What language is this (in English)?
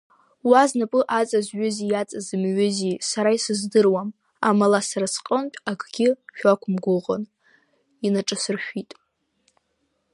Abkhazian